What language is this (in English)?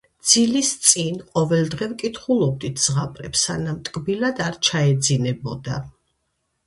Georgian